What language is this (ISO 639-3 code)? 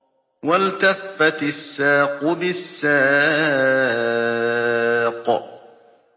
ara